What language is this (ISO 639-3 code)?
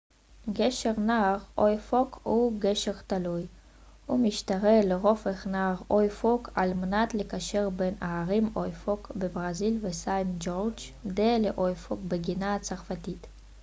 heb